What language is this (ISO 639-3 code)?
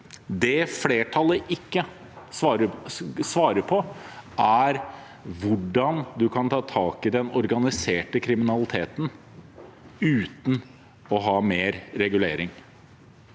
nor